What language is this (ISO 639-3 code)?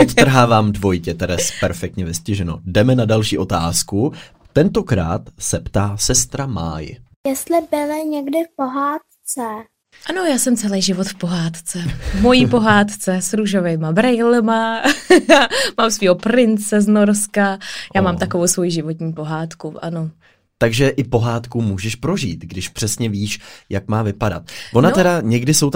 ces